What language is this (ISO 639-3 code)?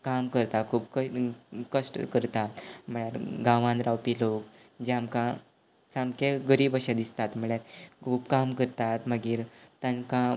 kok